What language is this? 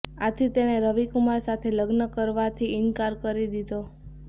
Gujarati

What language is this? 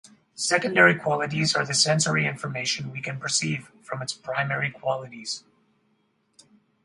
English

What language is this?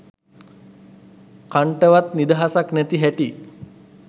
Sinhala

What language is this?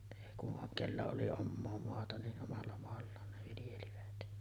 Finnish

